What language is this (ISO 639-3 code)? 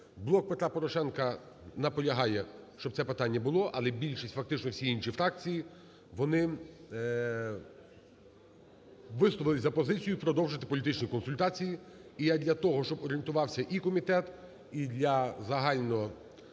ukr